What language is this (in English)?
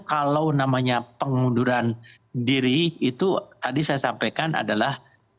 Indonesian